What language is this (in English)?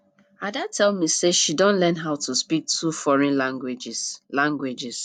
Nigerian Pidgin